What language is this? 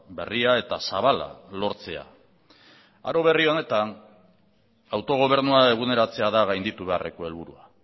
Basque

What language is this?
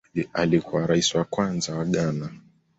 Swahili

